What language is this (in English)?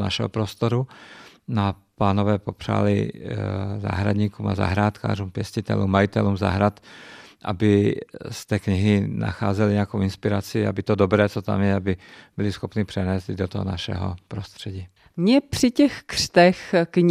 Czech